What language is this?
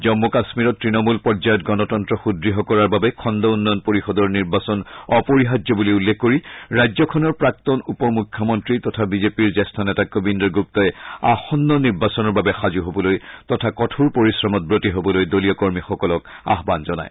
Assamese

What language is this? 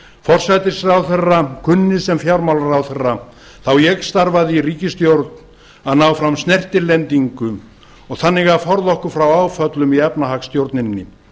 Icelandic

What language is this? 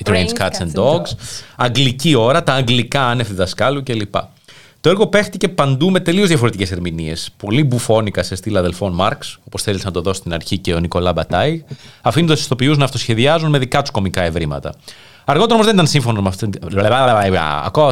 Greek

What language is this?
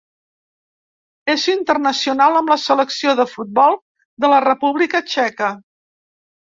Catalan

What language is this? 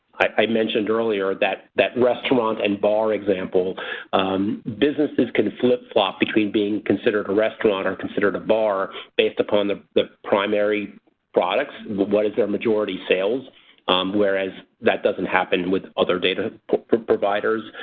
English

